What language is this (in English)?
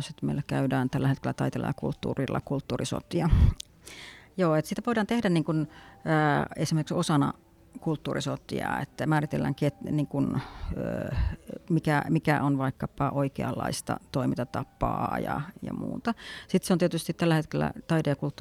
Finnish